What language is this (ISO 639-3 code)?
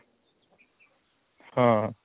ori